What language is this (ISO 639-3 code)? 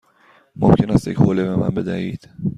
fas